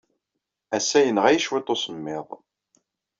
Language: Kabyle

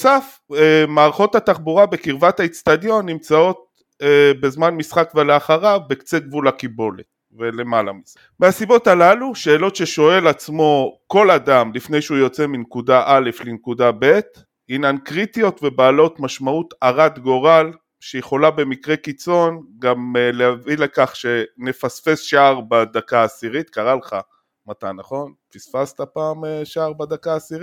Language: Hebrew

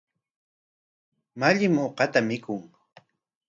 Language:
Corongo Ancash Quechua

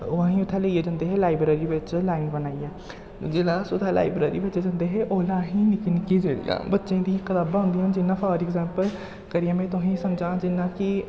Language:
Dogri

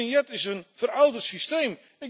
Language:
Dutch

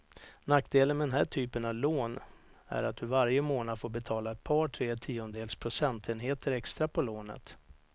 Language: Swedish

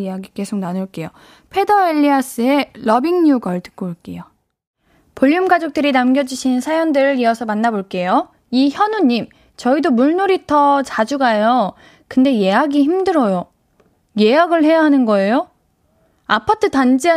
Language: Korean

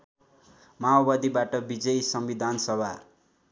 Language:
Nepali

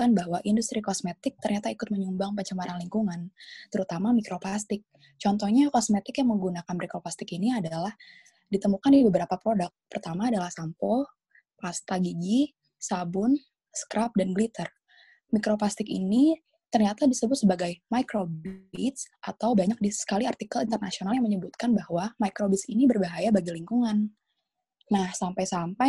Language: Indonesian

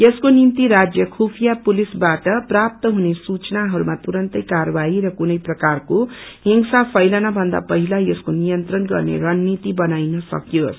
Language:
Nepali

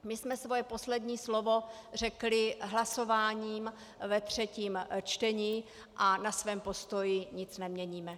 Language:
Czech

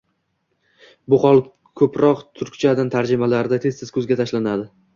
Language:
Uzbek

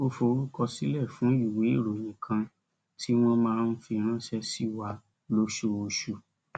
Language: Yoruba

